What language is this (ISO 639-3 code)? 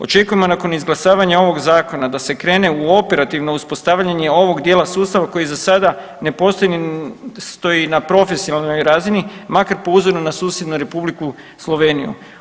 hrv